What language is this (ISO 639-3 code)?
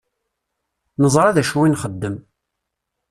kab